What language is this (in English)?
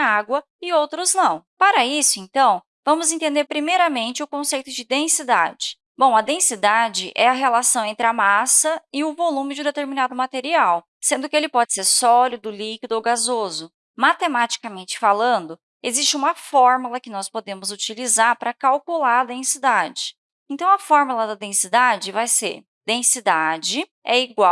Portuguese